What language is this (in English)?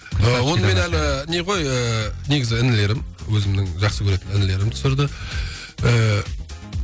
Kazakh